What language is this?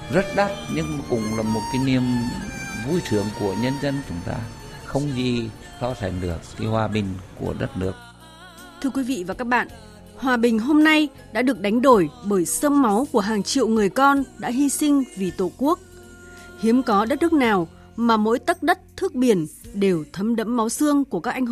Vietnamese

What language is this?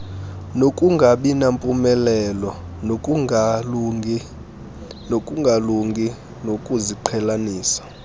Xhosa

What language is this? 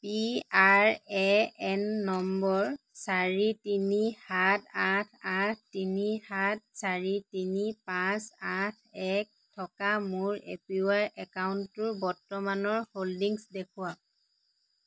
Assamese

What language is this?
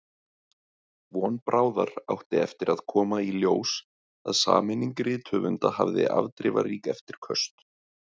Icelandic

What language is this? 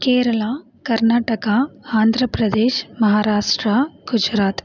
Tamil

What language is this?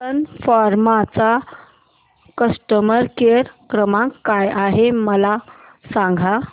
Marathi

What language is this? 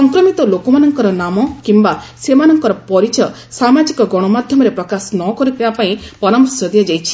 Odia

